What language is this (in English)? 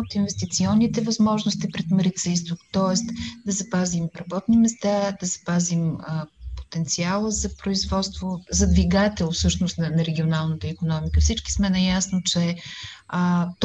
Bulgarian